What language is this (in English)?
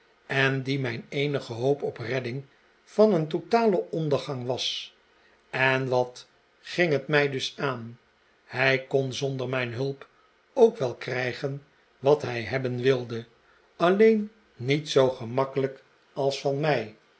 Dutch